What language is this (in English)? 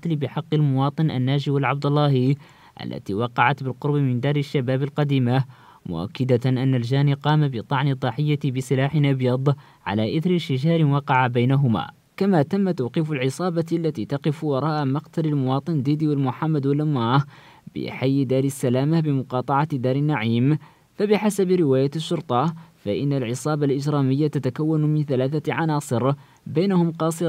Arabic